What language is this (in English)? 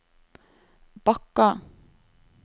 Norwegian